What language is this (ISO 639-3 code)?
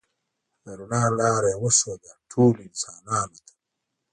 pus